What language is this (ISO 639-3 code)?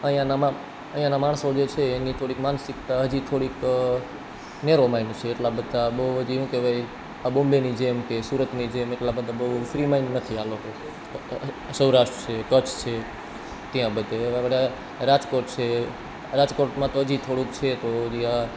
guj